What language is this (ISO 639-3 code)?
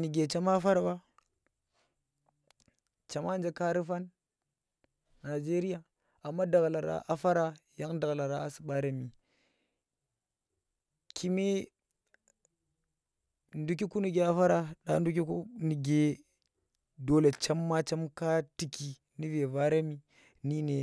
ttr